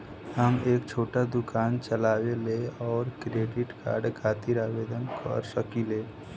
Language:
Bhojpuri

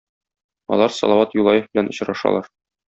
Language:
Tatar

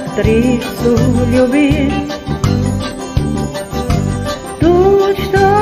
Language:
Russian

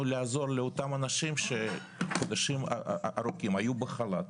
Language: Hebrew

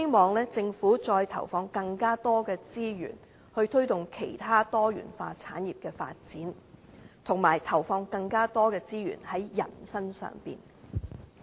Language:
Cantonese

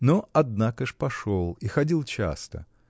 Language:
Russian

